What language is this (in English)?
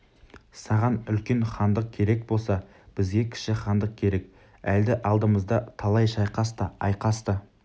Kazakh